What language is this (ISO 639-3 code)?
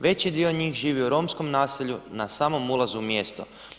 hrv